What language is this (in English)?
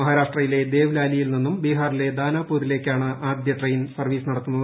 Malayalam